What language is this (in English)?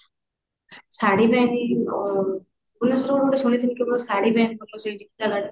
Odia